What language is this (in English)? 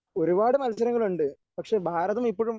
Malayalam